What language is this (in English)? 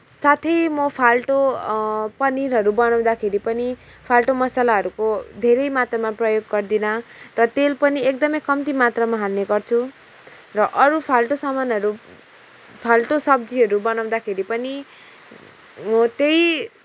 Nepali